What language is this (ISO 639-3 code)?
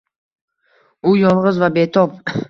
uzb